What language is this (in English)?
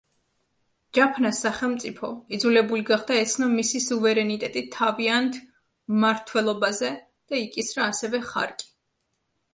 Georgian